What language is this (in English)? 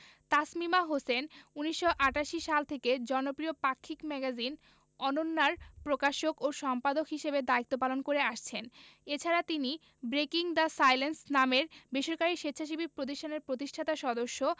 Bangla